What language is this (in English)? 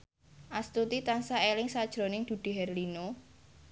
Javanese